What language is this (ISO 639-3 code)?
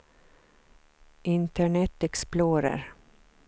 swe